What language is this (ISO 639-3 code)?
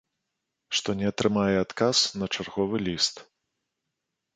bel